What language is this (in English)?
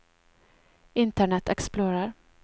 Norwegian